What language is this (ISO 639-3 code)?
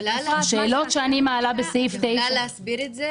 heb